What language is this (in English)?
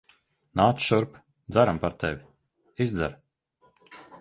Latvian